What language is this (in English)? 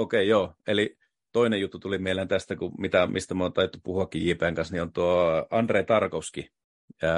Finnish